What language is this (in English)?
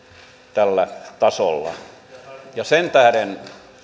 Finnish